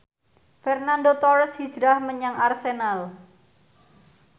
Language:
Javanese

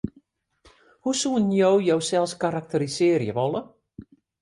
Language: Western Frisian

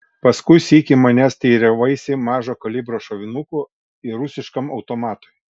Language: Lithuanian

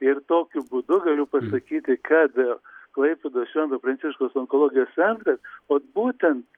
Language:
Lithuanian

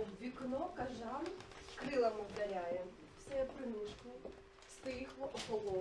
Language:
Ukrainian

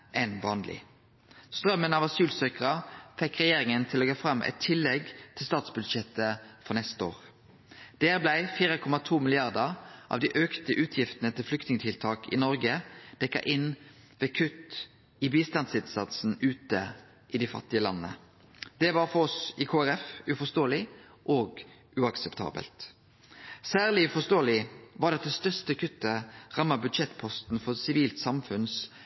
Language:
Norwegian Nynorsk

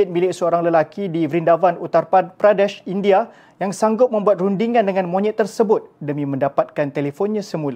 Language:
Malay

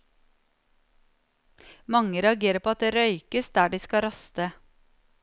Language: Norwegian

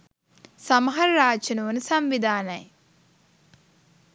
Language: Sinhala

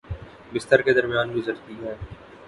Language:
Urdu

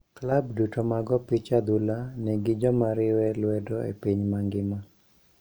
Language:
Luo (Kenya and Tanzania)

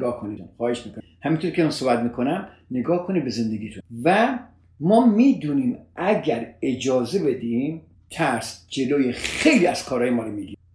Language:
Persian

